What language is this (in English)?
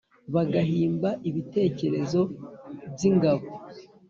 Kinyarwanda